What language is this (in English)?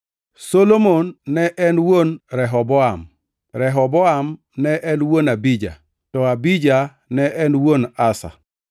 Luo (Kenya and Tanzania)